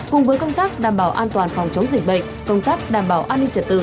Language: Vietnamese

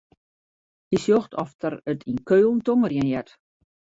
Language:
Western Frisian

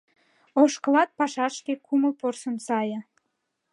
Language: Mari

